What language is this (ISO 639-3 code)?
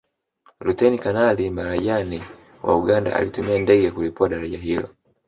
swa